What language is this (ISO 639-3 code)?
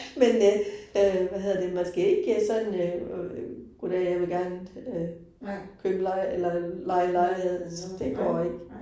dan